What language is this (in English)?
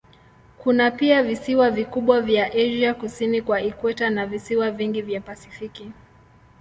Swahili